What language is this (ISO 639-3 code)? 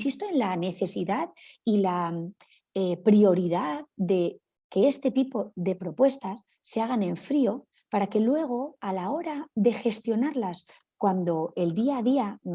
spa